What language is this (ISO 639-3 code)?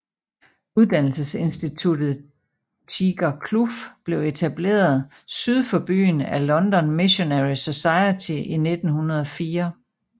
dan